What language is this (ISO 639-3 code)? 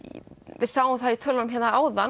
isl